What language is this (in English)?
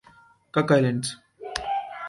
Urdu